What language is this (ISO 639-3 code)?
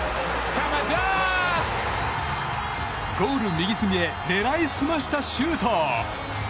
jpn